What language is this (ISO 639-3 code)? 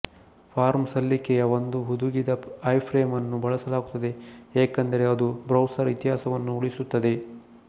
kan